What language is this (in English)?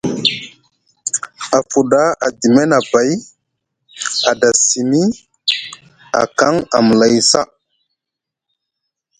Musgu